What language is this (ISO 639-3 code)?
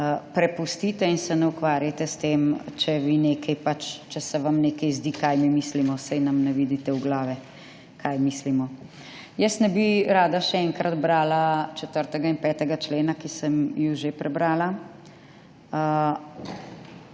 slv